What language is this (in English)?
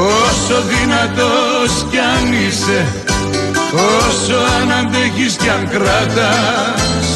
Greek